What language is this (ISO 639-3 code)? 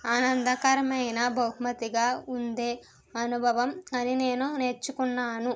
tel